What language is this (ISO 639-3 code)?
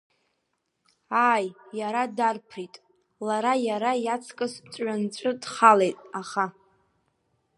abk